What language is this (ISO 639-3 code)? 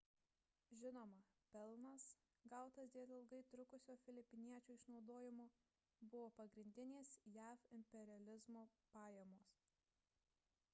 lit